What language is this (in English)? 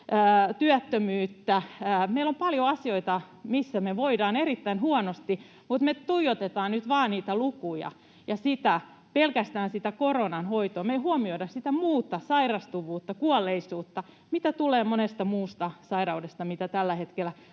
Finnish